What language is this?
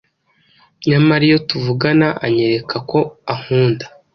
Kinyarwanda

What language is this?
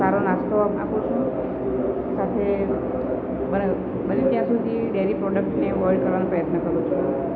Gujarati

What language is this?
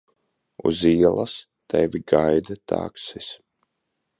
Latvian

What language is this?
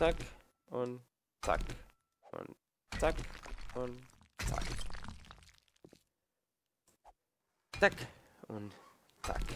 German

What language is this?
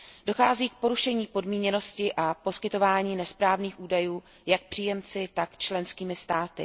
Czech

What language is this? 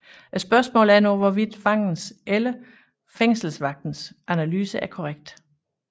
Danish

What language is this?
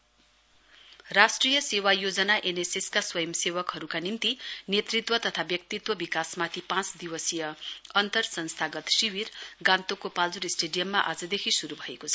Nepali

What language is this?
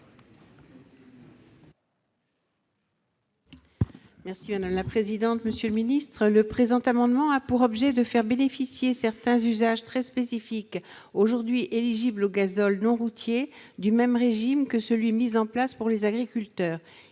French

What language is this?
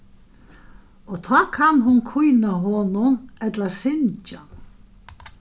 Faroese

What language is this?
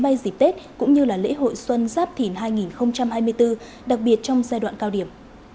Vietnamese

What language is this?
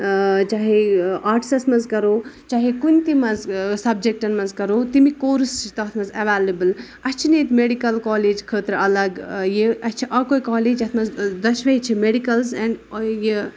Kashmiri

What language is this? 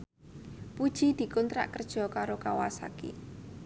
Javanese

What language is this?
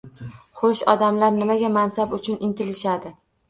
Uzbek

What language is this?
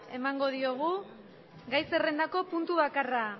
Basque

